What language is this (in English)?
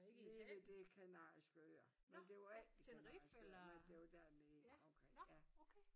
Danish